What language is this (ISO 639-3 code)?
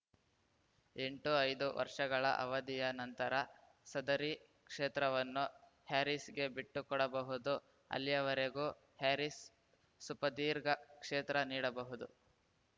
kan